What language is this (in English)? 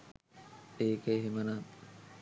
Sinhala